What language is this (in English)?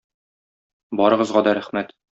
Tatar